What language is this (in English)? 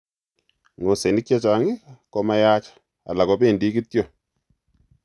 Kalenjin